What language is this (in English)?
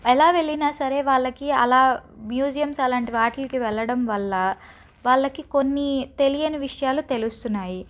Telugu